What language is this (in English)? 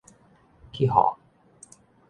Min Nan Chinese